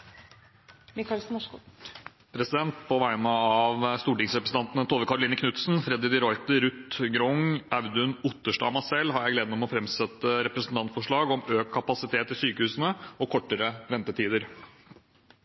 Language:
Norwegian Bokmål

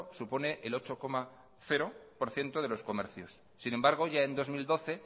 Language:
Spanish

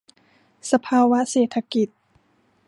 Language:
Thai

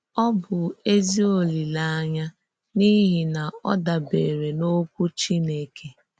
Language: Igbo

